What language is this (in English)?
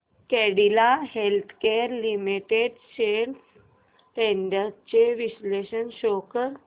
Marathi